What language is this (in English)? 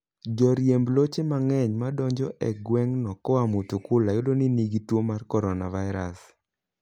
Luo (Kenya and Tanzania)